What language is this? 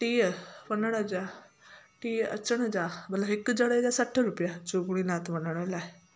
Sindhi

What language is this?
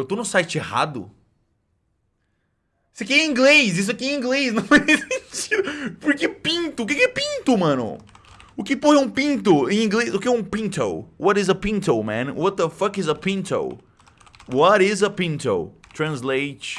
Portuguese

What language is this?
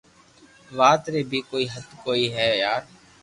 Loarki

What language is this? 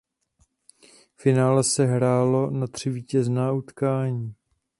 Czech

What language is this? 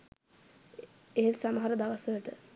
Sinhala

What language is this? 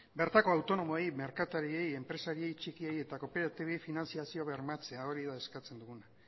Basque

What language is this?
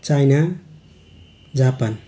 Nepali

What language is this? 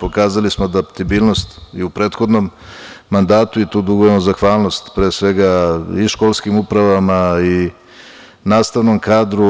Serbian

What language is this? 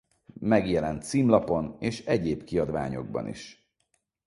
Hungarian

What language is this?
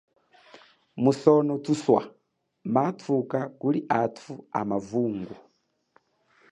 Chokwe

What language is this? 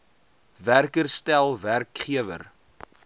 Afrikaans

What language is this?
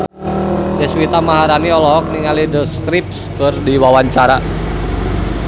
Sundanese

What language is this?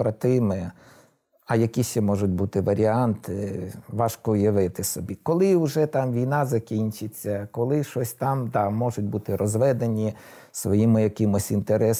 Ukrainian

